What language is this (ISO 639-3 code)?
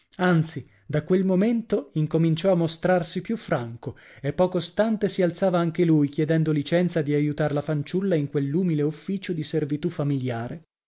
ita